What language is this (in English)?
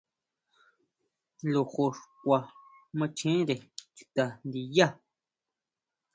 Huautla Mazatec